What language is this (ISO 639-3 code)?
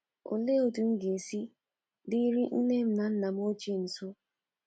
ibo